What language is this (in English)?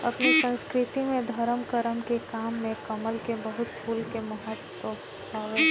Bhojpuri